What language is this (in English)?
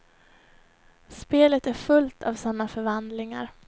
Swedish